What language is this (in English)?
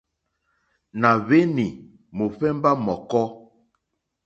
Mokpwe